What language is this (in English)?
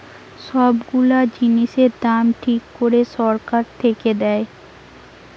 Bangla